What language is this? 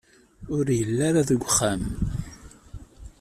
Kabyle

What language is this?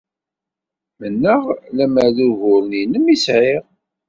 Kabyle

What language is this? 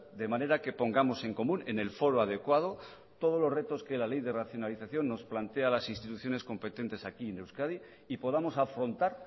Spanish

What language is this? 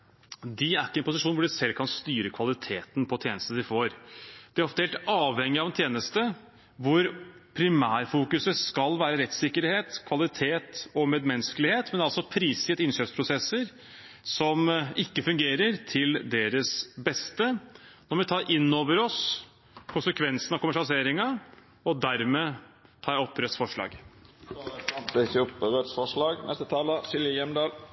Norwegian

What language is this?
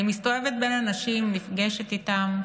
Hebrew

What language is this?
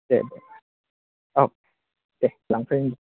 Bodo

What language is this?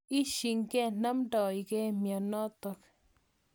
Kalenjin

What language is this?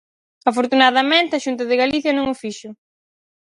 Galician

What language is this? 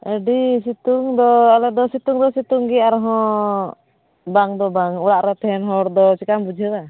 Santali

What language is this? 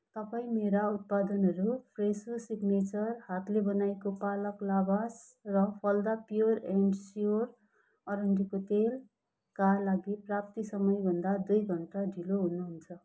Nepali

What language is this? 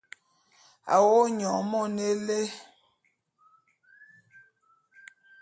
Bulu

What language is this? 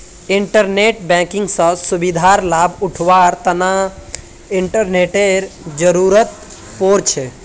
Magahi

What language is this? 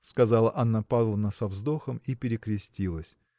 Russian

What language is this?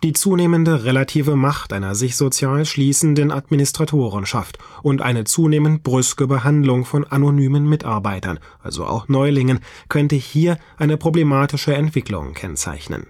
German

